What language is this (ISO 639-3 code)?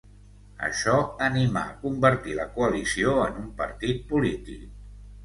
cat